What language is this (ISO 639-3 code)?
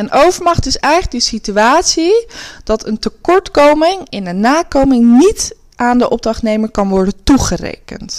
nld